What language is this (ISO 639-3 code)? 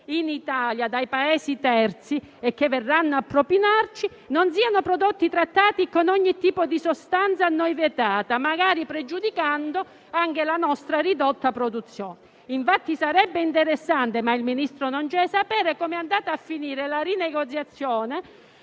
ita